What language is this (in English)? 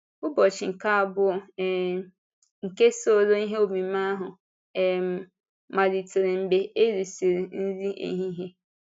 Igbo